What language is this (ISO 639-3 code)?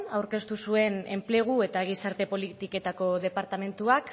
eus